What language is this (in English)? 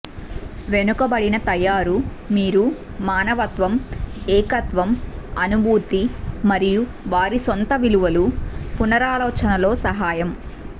Telugu